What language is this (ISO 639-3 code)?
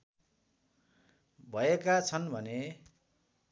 nep